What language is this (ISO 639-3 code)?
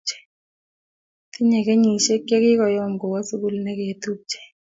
kln